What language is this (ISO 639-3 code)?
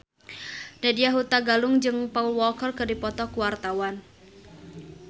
sun